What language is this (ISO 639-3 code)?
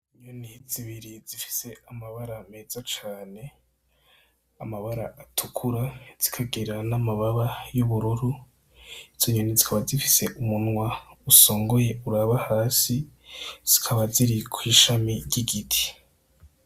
run